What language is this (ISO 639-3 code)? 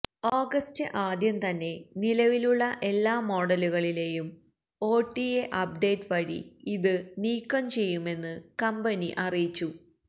mal